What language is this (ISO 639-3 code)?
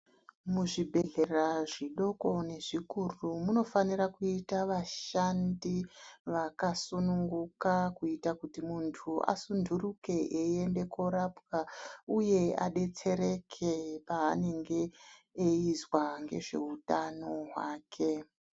ndc